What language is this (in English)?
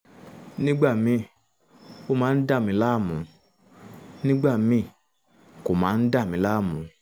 Yoruba